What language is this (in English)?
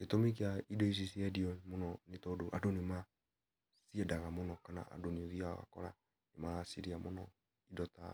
Kikuyu